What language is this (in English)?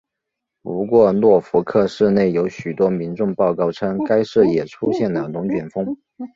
Chinese